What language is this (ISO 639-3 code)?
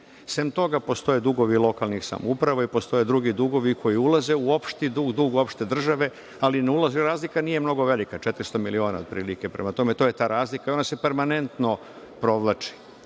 srp